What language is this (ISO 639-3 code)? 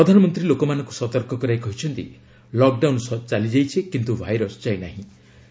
ori